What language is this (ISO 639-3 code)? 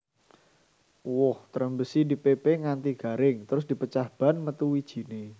jav